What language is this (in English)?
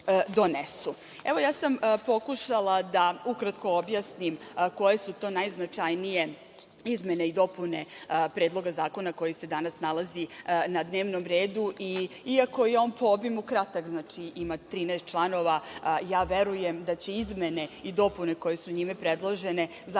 Serbian